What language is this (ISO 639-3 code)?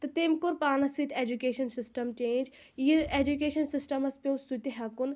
kas